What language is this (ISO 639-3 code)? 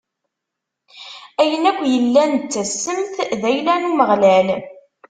kab